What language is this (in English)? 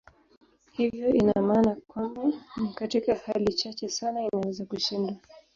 Swahili